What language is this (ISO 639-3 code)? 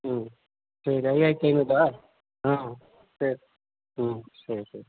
tam